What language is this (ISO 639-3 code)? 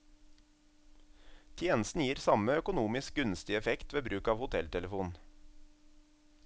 nor